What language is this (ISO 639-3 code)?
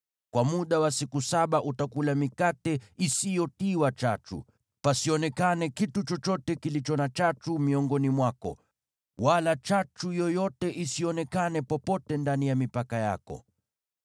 swa